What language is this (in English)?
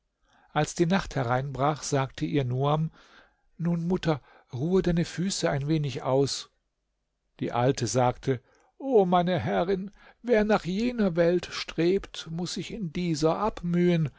German